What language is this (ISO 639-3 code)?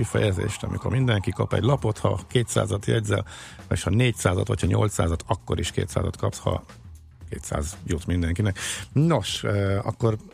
hun